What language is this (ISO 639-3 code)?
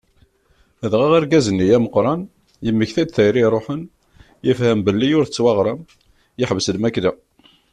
kab